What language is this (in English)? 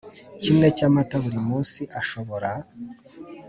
Kinyarwanda